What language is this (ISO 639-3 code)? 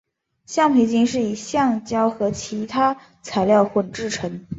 zho